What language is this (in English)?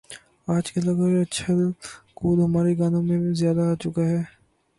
Urdu